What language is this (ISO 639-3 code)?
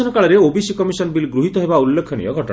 ori